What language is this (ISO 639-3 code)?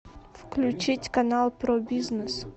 rus